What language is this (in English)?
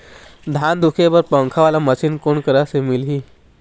Chhattisgarhi